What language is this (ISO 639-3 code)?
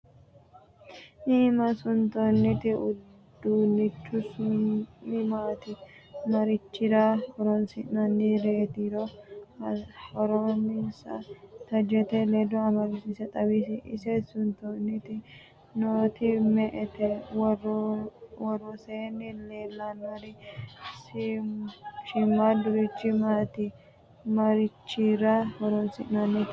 sid